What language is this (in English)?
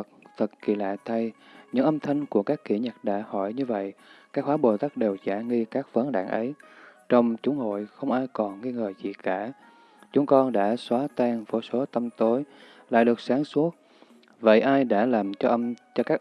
Vietnamese